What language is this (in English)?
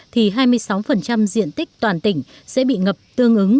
Vietnamese